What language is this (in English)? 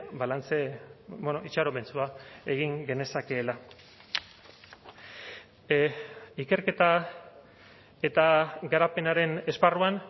Basque